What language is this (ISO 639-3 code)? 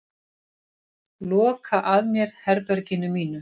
isl